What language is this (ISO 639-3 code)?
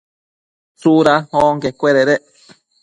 mcf